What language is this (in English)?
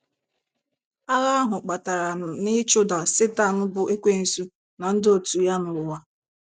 Igbo